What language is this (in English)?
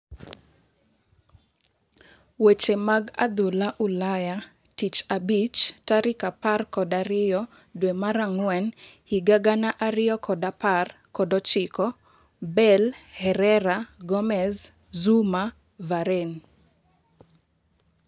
Luo (Kenya and Tanzania)